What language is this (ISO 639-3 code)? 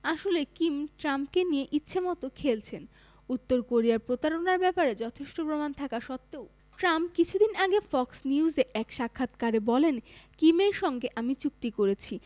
ben